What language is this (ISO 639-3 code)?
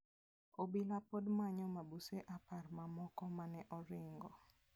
luo